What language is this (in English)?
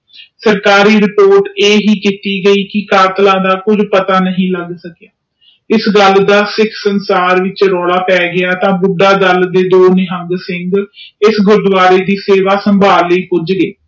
Punjabi